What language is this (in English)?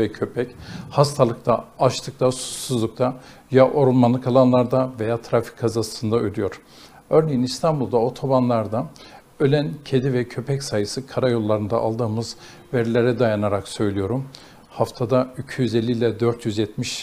Turkish